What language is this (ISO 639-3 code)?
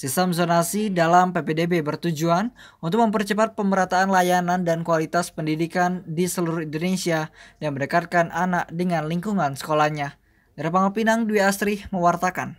ind